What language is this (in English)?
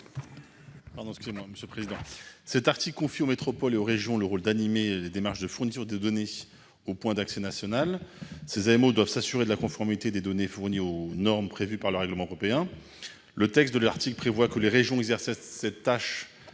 French